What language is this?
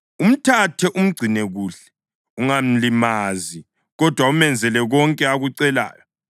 North Ndebele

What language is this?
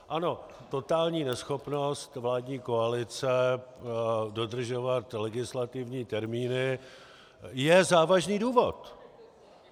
Czech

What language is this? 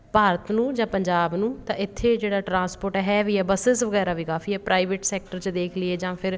Punjabi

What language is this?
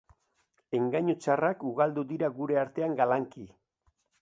Basque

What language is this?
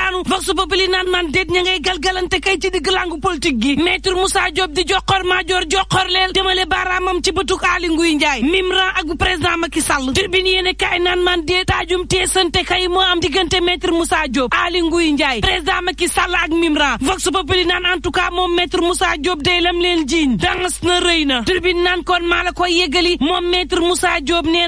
French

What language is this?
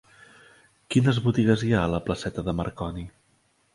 Catalan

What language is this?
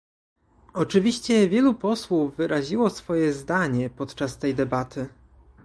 Polish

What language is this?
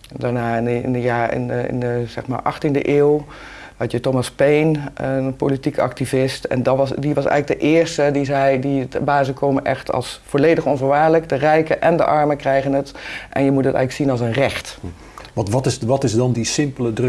Dutch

